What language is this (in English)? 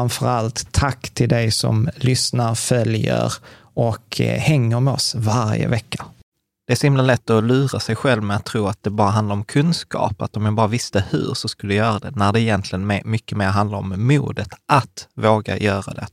Swedish